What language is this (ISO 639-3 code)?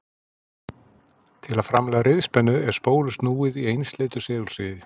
isl